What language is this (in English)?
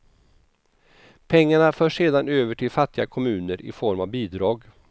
Swedish